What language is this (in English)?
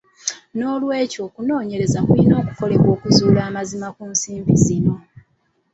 Ganda